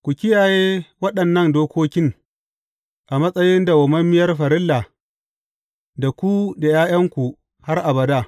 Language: Hausa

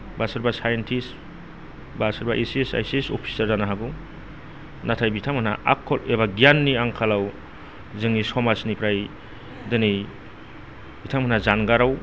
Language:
Bodo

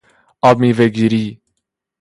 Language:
Persian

